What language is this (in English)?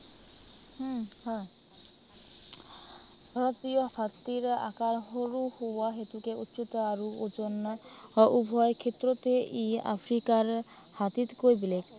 Assamese